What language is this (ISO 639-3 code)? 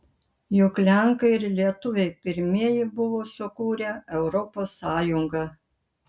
lit